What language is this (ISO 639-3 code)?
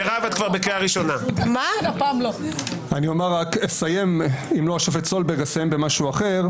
heb